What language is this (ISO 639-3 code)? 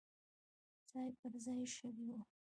pus